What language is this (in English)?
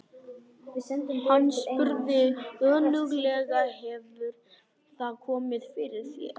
Icelandic